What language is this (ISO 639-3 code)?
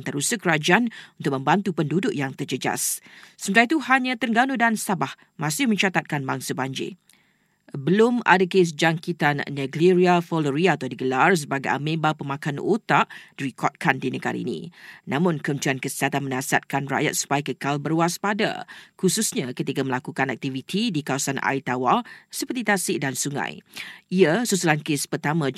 msa